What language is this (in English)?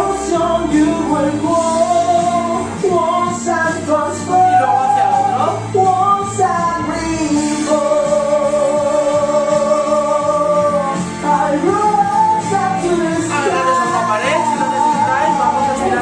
Spanish